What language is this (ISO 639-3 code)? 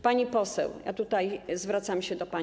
pol